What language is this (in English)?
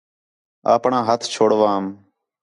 Khetrani